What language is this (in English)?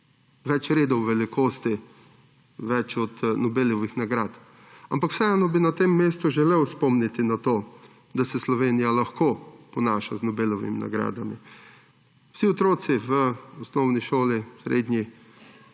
Slovenian